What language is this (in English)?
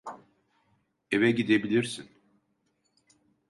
Turkish